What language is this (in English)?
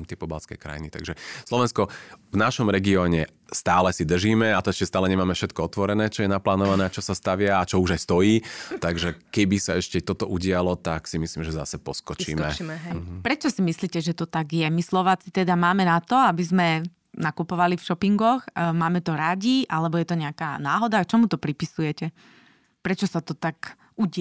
Slovak